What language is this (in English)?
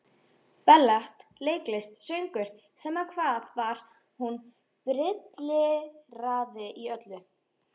Icelandic